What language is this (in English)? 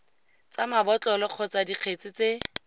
Tswana